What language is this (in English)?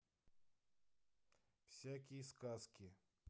Russian